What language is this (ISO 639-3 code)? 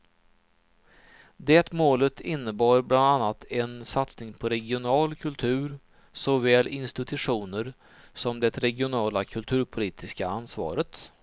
swe